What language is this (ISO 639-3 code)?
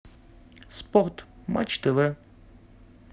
rus